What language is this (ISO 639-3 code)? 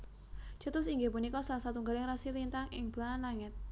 jav